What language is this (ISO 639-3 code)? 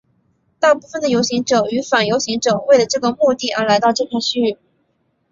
zho